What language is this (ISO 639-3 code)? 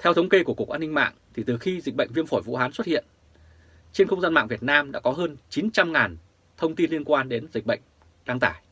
vie